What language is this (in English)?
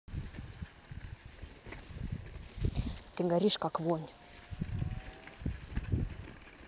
Russian